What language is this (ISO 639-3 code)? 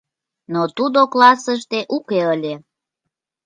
chm